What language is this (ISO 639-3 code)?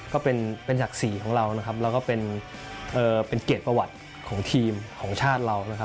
tha